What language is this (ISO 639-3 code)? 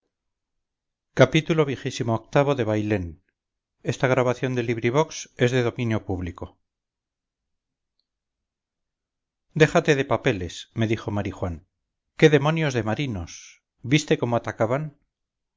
spa